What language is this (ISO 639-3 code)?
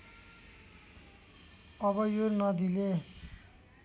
nep